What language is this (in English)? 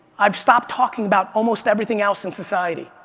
English